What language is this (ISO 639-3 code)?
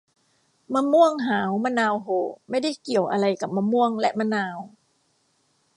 tha